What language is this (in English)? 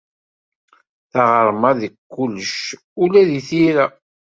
Kabyle